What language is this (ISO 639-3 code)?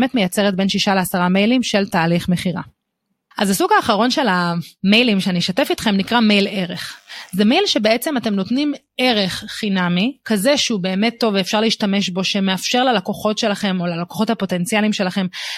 heb